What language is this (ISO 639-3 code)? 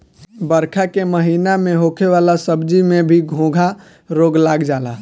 bho